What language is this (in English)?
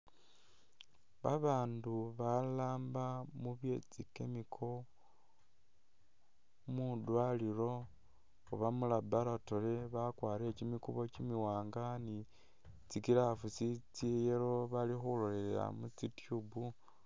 Masaaba